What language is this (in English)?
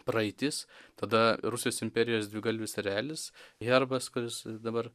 Lithuanian